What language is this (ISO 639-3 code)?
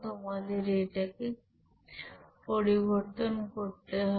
ben